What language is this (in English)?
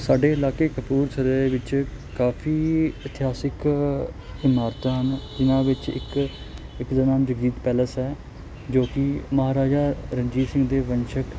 Punjabi